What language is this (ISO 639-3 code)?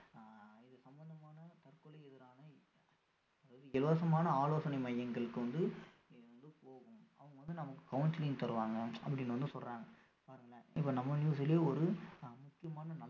tam